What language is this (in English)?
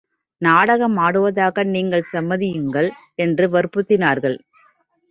Tamil